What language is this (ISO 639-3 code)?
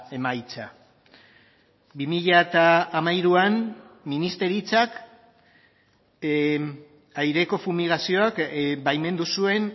eus